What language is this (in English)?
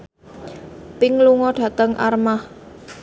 Javanese